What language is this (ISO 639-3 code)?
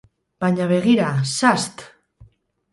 eus